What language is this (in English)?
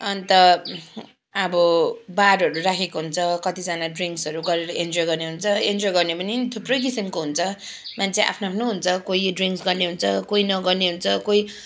Nepali